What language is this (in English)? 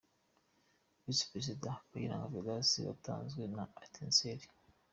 Kinyarwanda